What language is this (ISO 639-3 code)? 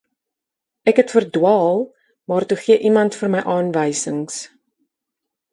afr